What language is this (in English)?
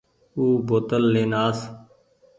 Goaria